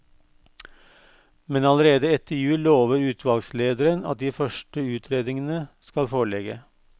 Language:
Norwegian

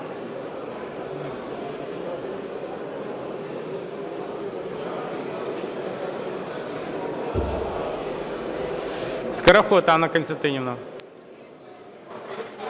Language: Ukrainian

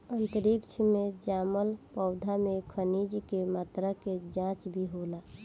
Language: Bhojpuri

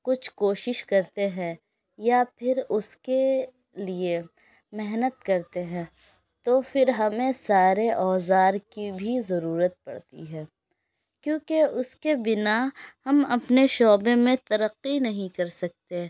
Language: Urdu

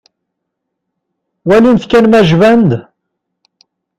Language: Kabyle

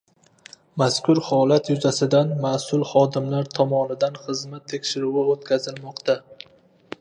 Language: Uzbek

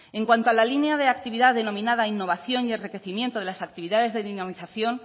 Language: Spanish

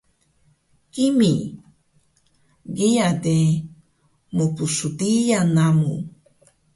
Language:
Taroko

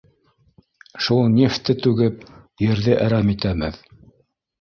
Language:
Bashkir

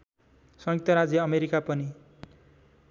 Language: Nepali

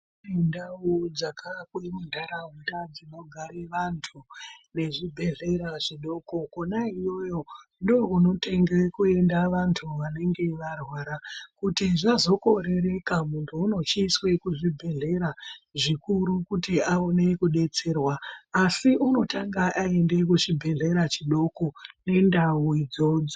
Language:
Ndau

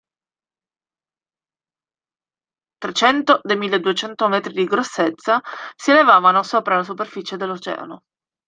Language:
Italian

